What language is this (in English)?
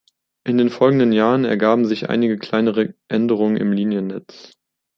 German